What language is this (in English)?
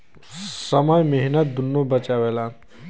Bhojpuri